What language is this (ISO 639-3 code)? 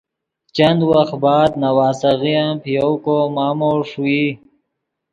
ydg